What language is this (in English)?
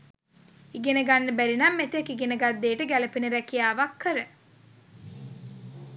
Sinhala